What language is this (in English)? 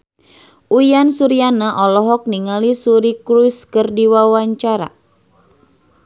Sundanese